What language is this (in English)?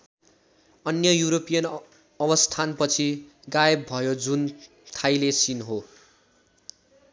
Nepali